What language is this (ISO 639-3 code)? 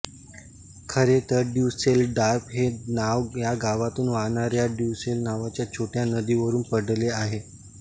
mar